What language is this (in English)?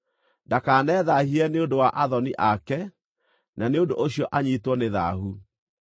Kikuyu